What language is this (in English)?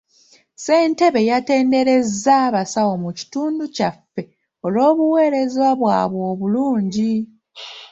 Ganda